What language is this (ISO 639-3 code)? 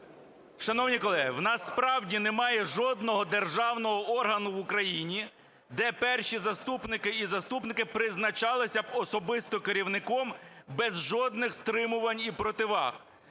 ukr